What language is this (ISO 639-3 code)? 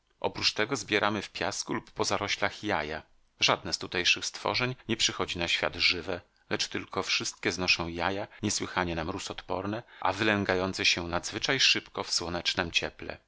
pol